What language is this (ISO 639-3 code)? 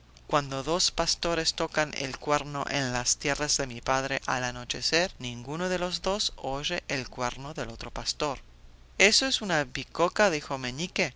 spa